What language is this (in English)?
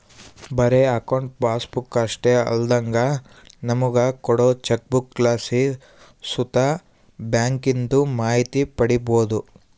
Kannada